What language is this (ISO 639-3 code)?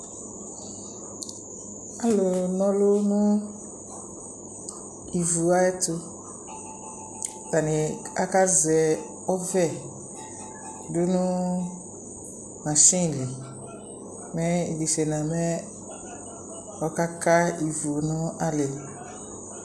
kpo